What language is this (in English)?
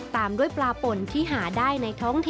Thai